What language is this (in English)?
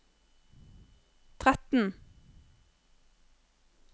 Norwegian